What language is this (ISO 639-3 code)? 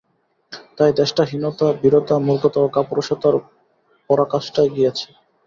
ben